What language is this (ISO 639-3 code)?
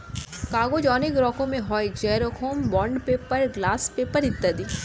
ben